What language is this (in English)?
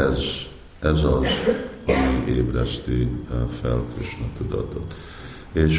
Hungarian